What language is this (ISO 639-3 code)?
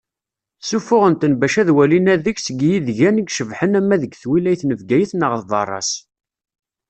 kab